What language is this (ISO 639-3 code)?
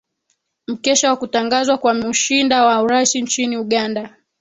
swa